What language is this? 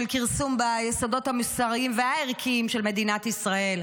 Hebrew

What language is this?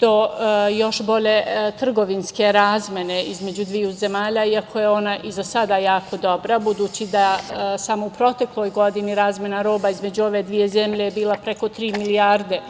Serbian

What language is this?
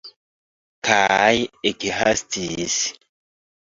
Esperanto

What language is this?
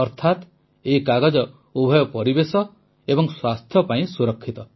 Odia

